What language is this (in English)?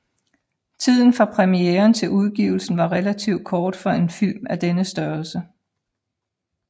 Danish